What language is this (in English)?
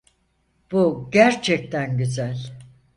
Turkish